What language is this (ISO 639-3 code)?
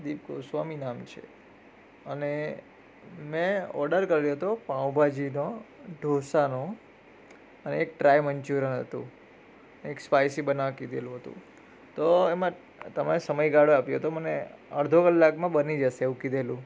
guj